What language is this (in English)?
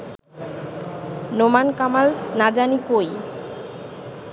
Bangla